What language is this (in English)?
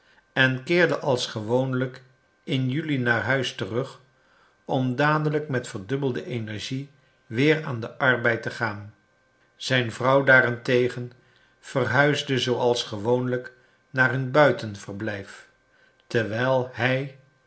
Dutch